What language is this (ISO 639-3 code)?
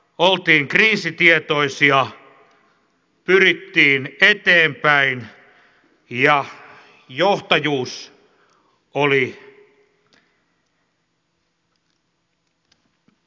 fin